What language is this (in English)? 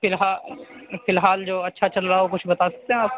Urdu